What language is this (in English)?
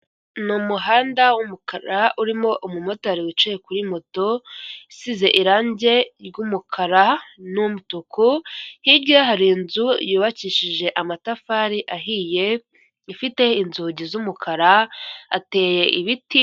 Kinyarwanda